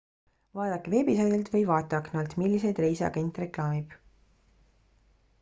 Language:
Estonian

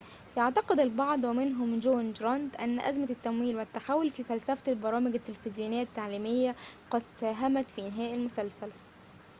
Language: Arabic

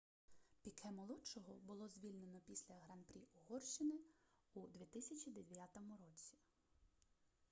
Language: Ukrainian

